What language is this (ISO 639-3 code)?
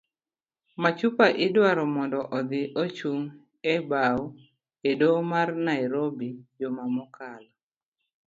luo